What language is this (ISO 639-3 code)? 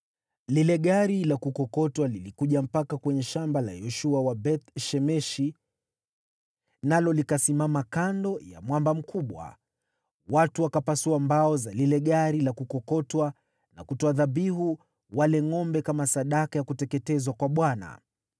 swa